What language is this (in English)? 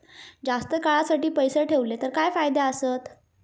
Marathi